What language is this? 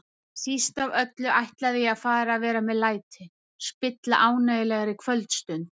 Icelandic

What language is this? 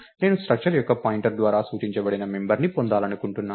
Telugu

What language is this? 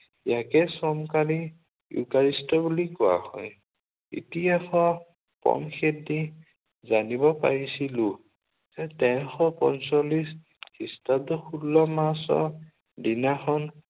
Assamese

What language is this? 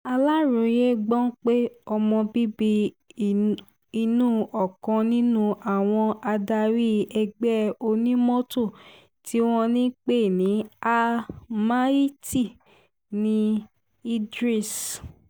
Yoruba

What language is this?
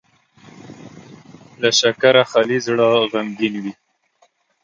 Pashto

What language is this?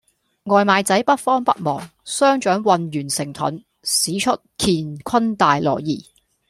Cantonese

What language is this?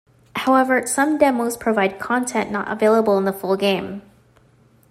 English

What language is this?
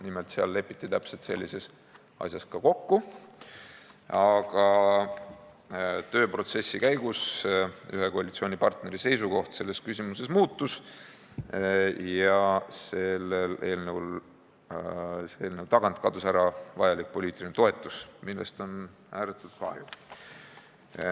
Estonian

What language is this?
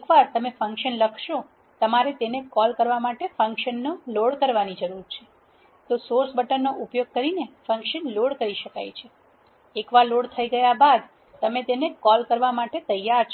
Gujarati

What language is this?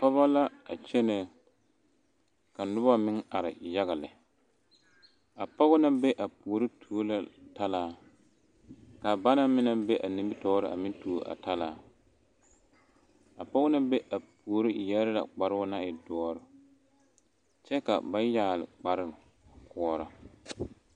Southern Dagaare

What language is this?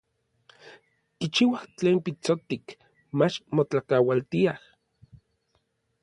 Orizaba Nahuatl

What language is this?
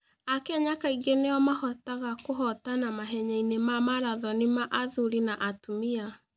Kikuyu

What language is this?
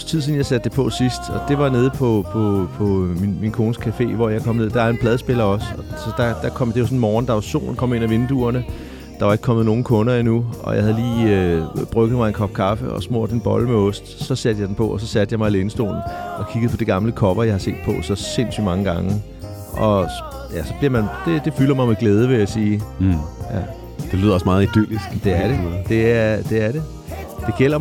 Danish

